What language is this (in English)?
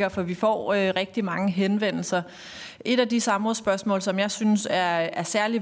Danish